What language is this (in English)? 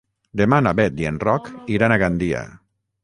Catalan